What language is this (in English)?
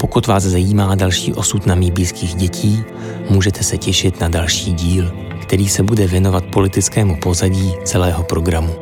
Czech